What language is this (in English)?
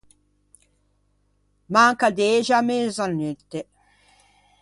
Ligurian